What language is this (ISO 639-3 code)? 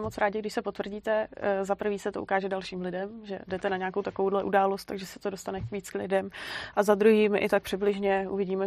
ces